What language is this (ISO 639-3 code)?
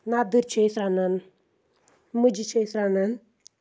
kas